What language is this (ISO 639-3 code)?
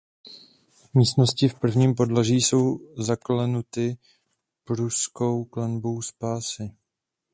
ces